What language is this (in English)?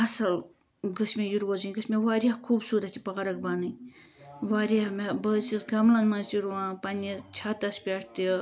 Kashmiri